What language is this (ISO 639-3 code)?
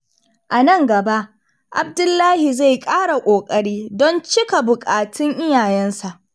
hau